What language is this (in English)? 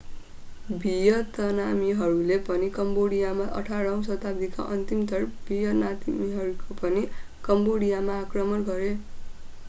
Nepali